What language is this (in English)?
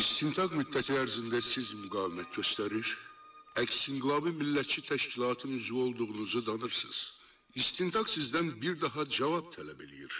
Turkish